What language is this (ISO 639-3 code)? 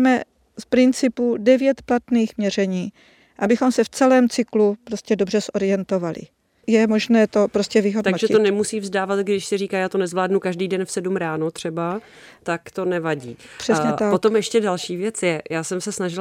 ces